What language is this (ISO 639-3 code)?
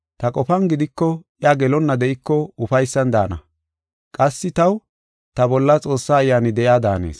gof